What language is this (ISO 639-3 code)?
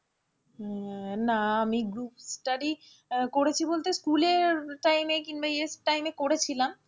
ben